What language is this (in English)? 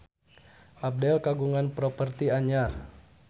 Sundanese